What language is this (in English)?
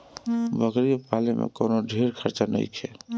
Bhojpuri